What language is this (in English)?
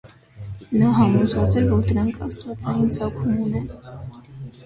Armenian